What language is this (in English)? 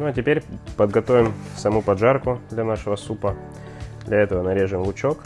Russian